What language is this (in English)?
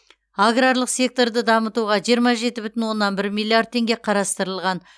Kazakh